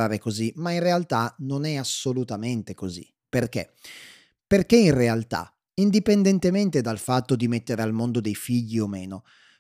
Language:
Italian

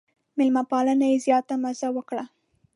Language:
Pashto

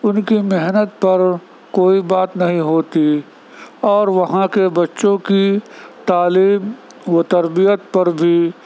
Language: Urdu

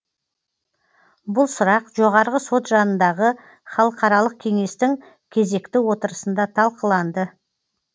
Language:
Kazakh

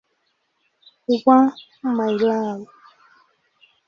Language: Swahili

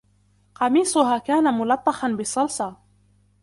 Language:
Arabic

